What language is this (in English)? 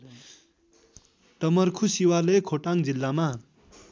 Nepali